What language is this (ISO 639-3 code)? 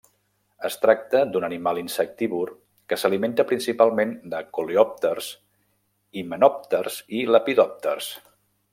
cat